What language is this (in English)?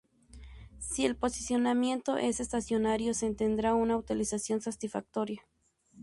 Spanish